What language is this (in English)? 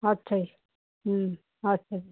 Punjabi